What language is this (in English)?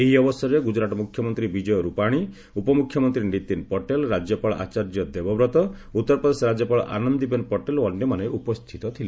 Odia